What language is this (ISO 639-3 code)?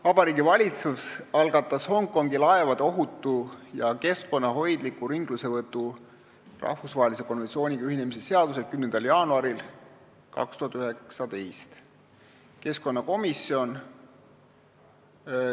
est